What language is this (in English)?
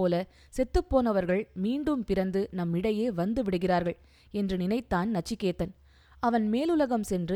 Tamil